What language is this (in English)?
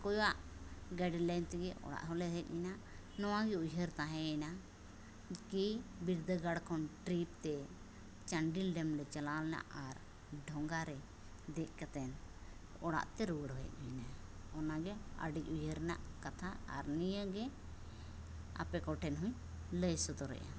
Santali